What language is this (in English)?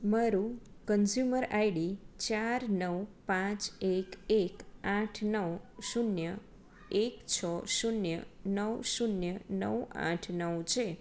Gujarati